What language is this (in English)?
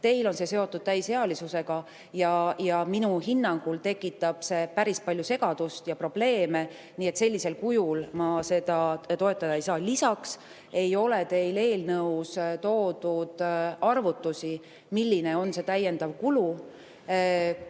Estonian